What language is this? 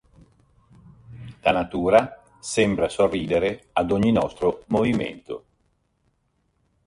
Italian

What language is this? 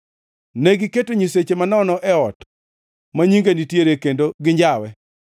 Luo (Kenya and Tanzania)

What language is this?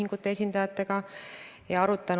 Estonian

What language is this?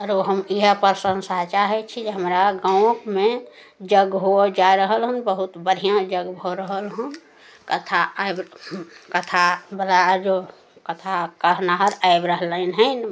Maithili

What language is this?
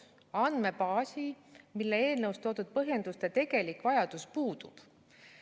Estonian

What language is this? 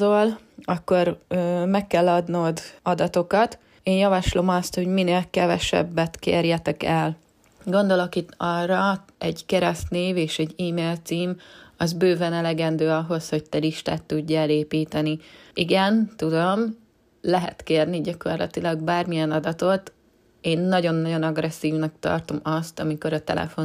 Hungarian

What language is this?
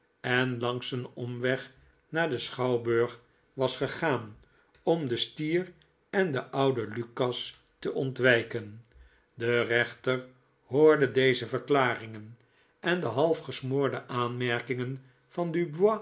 Dutch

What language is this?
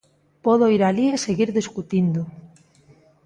Galician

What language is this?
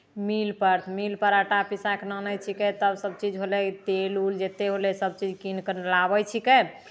Maithili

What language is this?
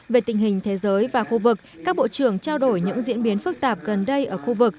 Vietnamese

